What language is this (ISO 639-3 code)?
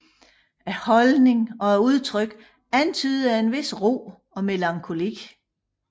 dan